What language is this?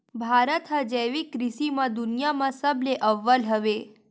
Chhattisgarhi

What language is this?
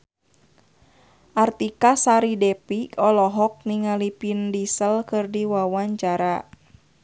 Sundanese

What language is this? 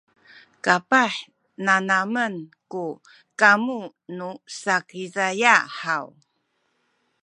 Sakizaya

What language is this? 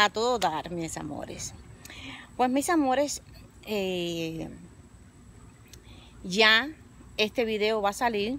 Spanish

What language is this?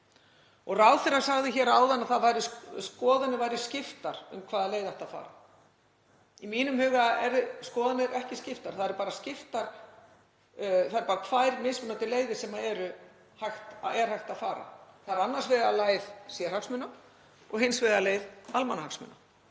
Icelandic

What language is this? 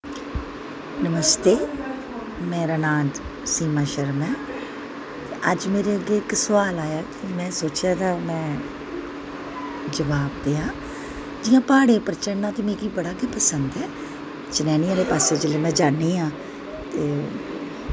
Dogri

